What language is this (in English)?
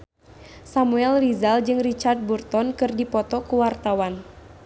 Sundanese